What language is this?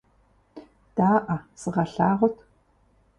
Kabardian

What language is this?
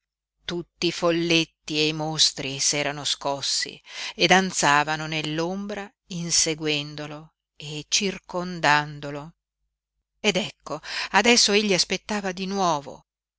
Italian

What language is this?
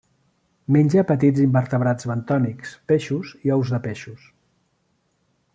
Catalan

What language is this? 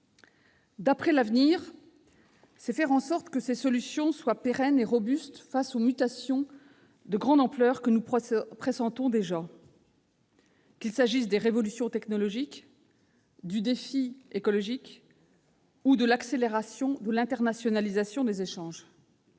French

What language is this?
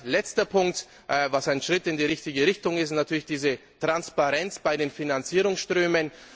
German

